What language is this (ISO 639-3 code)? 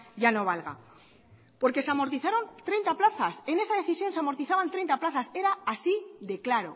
spa